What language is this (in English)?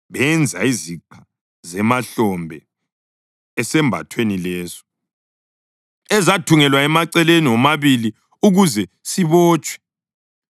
North Ndebele